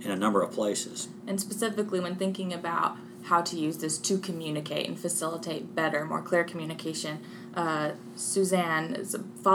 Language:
English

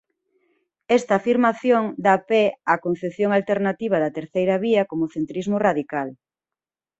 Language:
Galician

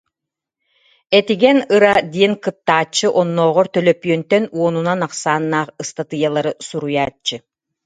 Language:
Yakut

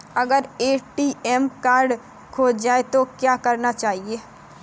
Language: Hindi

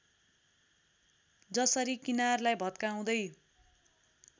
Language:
Nepali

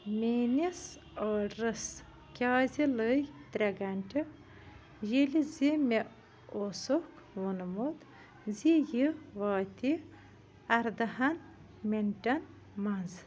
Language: Kashmiri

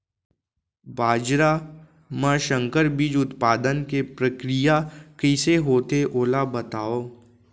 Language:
Chhattisgarhi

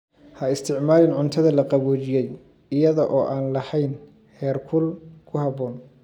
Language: Somali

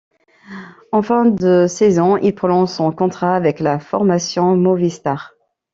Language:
French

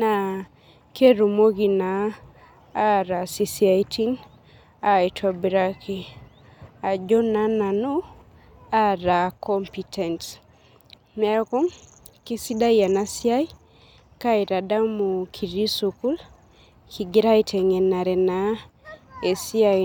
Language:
Masai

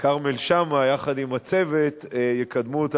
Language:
Hebrew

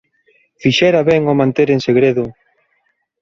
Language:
Galician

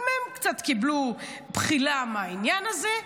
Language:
Hebrew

